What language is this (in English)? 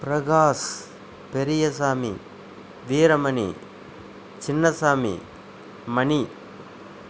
Tamil